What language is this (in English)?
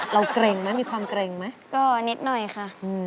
Thai